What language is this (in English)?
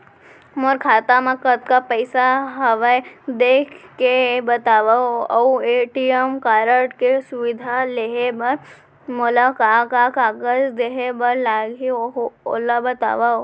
Chhattisgarhi